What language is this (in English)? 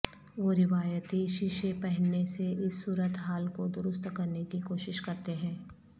Urdu